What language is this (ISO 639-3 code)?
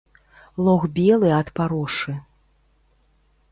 bel